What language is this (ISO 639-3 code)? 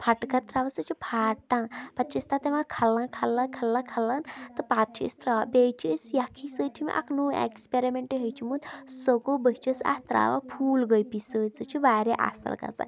kas